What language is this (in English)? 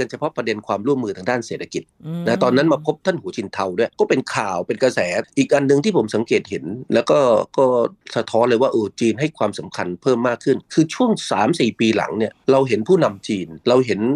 Thai